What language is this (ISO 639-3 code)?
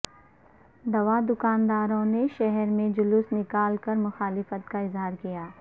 urd